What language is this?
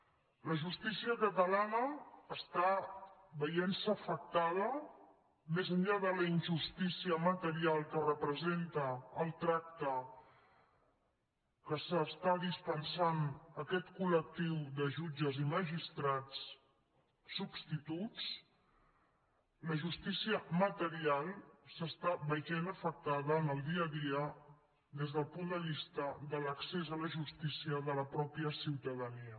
Catalan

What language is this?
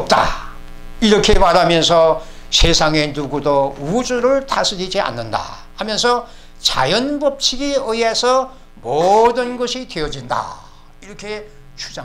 Korean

